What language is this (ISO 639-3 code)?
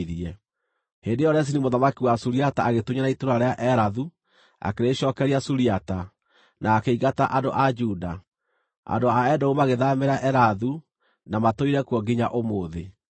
kik